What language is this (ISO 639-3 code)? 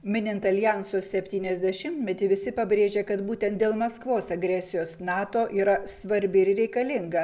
lit